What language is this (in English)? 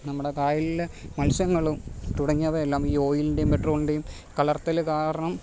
Malayalam